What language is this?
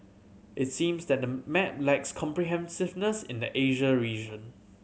English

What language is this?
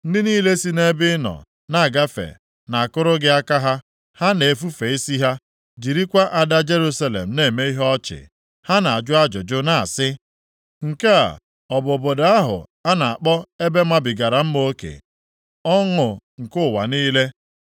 Igbo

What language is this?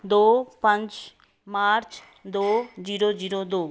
Punjabi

